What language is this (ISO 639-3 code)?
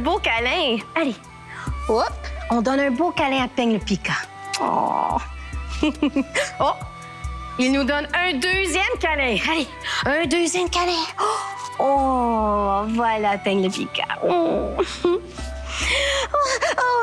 fra